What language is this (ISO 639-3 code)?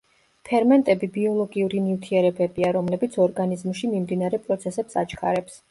kat